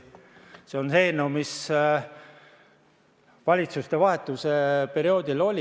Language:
Estonian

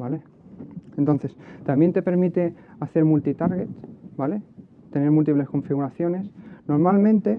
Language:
Spanish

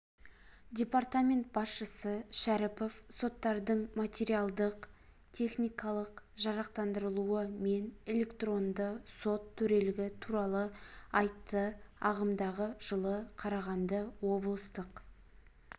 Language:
Kazakh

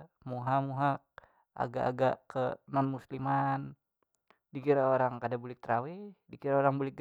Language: Banjar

